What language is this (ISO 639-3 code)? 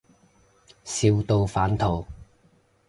yue